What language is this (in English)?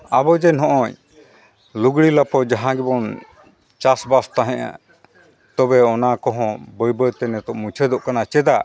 Santali